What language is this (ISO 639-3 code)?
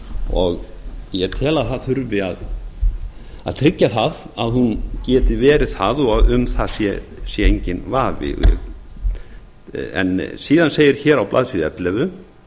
isl